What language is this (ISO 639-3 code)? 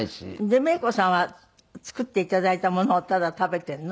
jpn